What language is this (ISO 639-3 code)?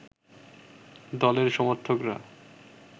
ben